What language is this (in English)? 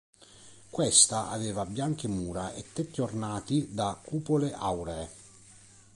Italian